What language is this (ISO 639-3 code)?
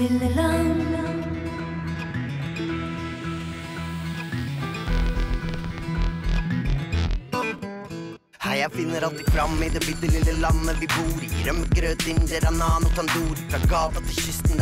nor